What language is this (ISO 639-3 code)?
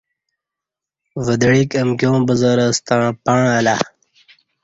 bsh